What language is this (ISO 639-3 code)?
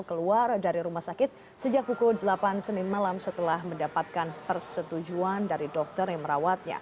ind